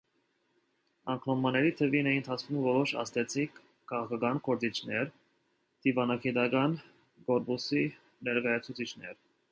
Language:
Armenian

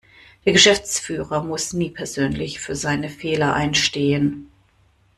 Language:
German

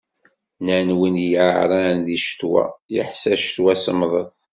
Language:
Kabyle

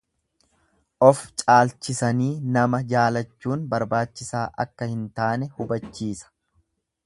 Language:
Oromo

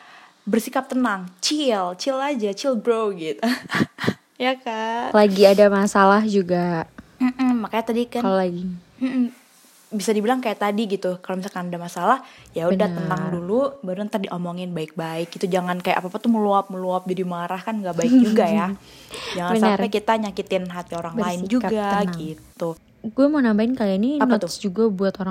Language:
Indonesian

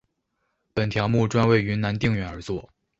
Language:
Chinese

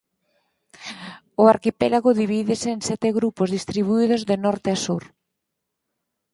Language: Galician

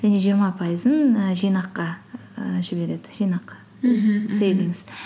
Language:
Kazakh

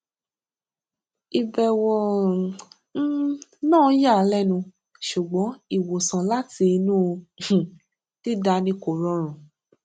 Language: Yoruba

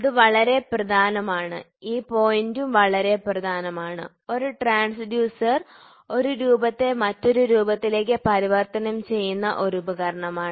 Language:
Malayalam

